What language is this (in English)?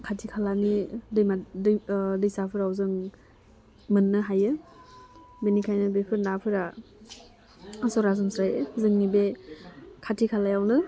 Bodo